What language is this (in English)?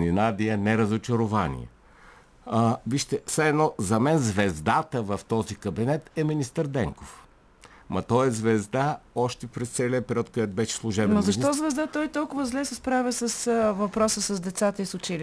Bulgarian